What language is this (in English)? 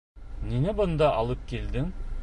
Bashkir